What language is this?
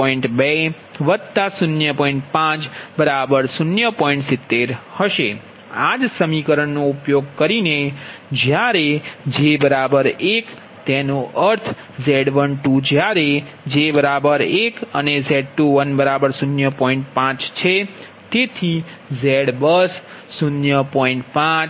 Gujarati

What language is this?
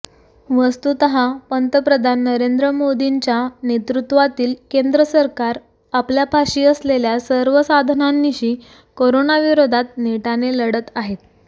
Marathi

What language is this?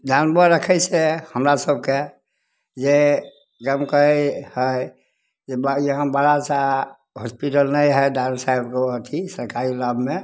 Maithili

